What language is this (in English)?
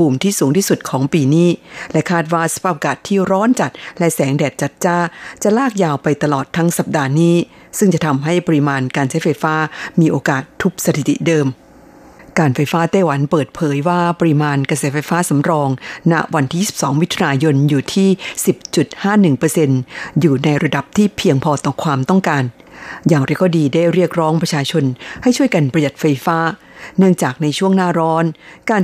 Thai